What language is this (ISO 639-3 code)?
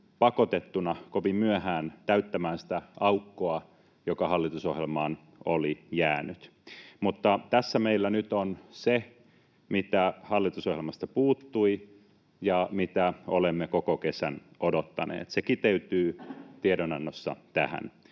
fin